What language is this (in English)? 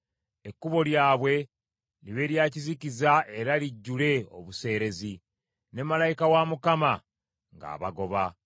Ganda